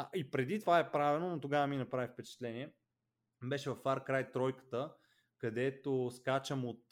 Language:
Bulgarian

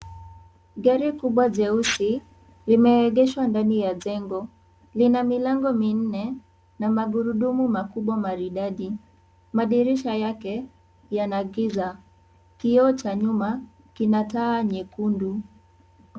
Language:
Swahili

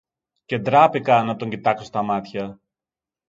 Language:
Greek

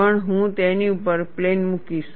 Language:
Gujarati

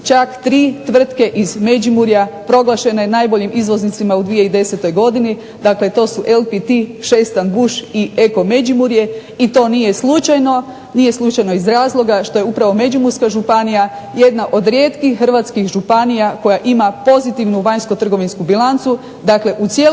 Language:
Croatian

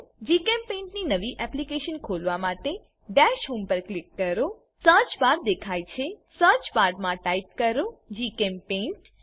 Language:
Gujarati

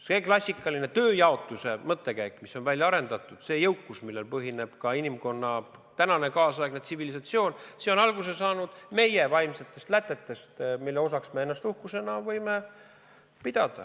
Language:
Estonian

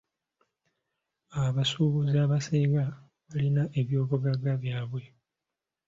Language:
Ganda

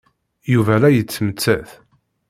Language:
Kabyle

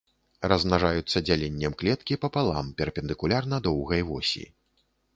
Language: Belarusian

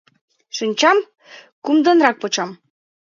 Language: Mari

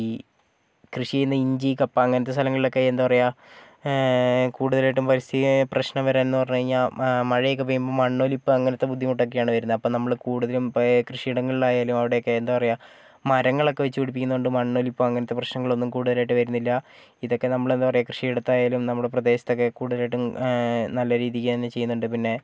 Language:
Malayalam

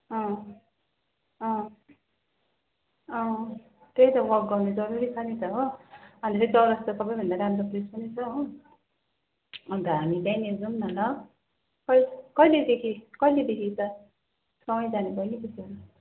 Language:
Nepali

